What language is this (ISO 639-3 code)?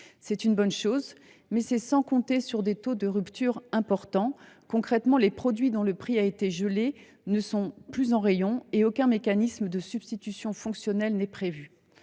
fra